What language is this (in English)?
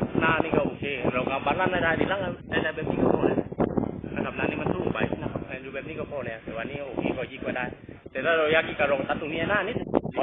Thai